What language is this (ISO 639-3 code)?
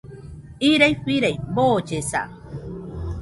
hux